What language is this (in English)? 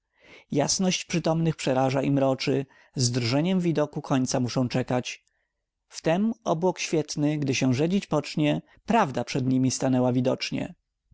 Polish